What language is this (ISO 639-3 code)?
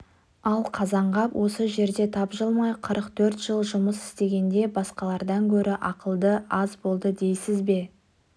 kaz